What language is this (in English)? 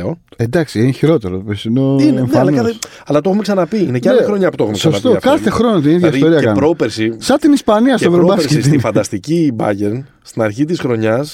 Greek